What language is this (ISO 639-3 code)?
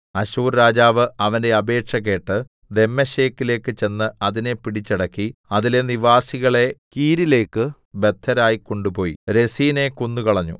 mal